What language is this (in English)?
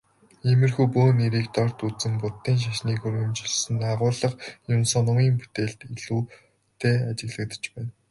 Mongolian